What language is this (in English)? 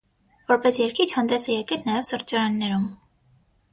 Armenian